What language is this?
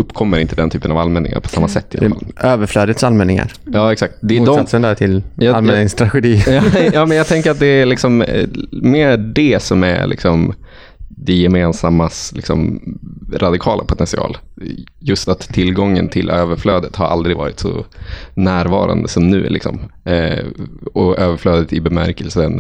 Swedish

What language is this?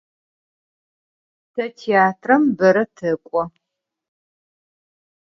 Adyghe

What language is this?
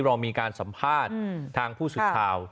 Thai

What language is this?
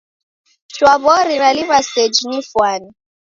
Taita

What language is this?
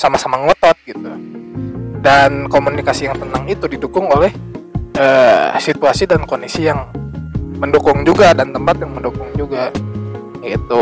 Indonesian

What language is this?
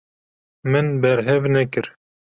Kurdish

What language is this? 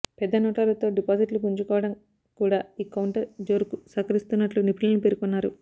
Telugu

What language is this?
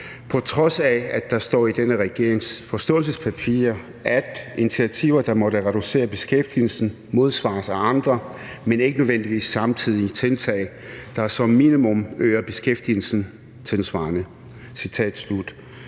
Danish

